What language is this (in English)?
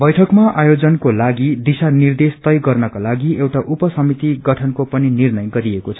Nepali